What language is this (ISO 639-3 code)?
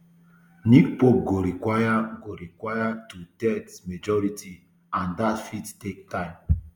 pcm